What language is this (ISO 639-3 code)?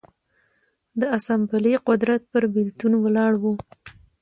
pus